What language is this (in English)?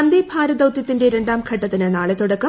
Malayalam